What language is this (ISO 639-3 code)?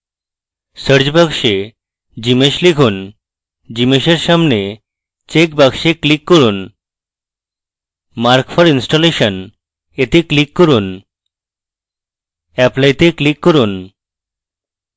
ben